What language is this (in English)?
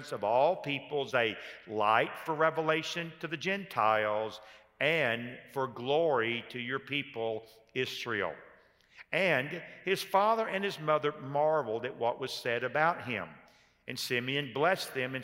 English